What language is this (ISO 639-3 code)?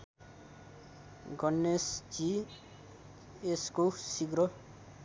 nep